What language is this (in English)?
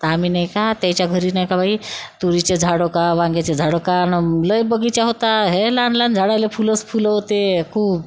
Marathi